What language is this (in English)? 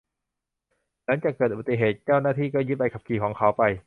Thai